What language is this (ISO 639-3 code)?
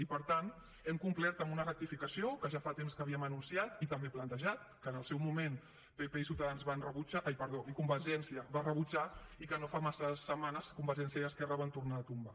cat